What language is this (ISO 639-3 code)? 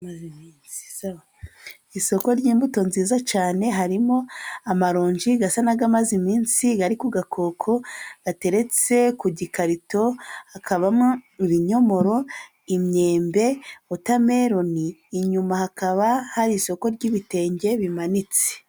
kin